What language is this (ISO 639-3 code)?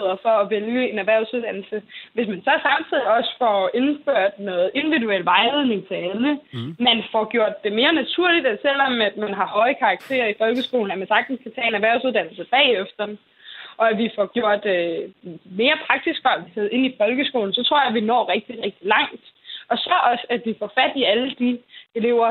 dan